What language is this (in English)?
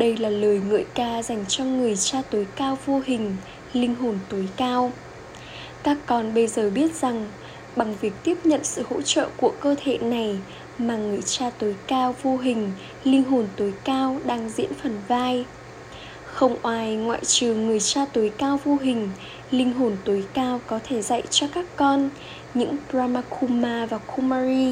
Vietnamese